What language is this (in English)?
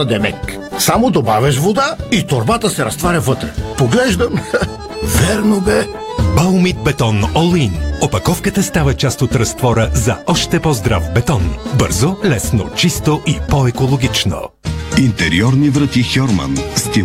Bulgarian